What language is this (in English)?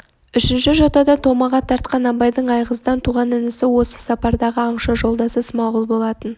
Kazakh